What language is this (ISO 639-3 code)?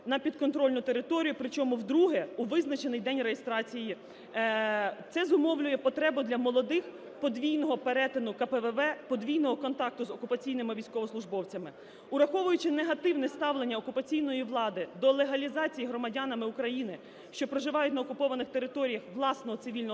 ukr